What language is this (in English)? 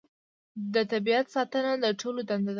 Pashto